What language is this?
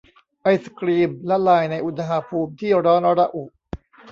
Thai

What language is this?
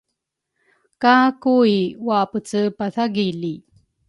Rukai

